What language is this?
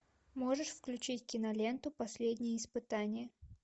Russian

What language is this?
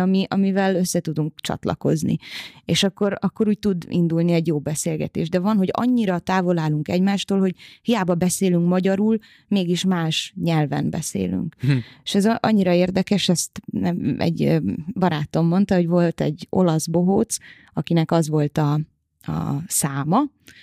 Hungarian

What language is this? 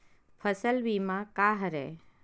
Chhattisgarhi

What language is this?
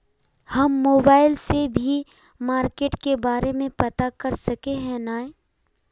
Magahi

